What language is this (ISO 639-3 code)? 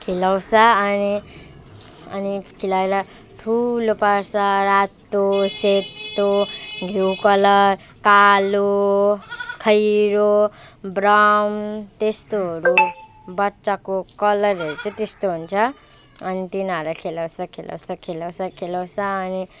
nep